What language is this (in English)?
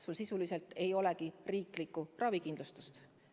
Estonian